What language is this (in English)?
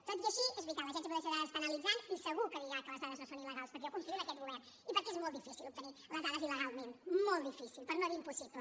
Catalan